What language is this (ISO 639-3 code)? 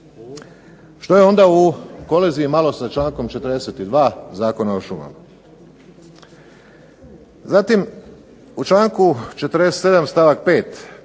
hrv